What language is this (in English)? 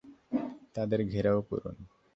Bangla